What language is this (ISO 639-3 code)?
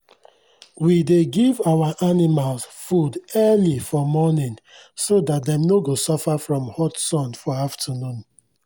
pcm